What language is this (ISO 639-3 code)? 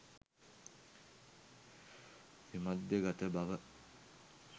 sin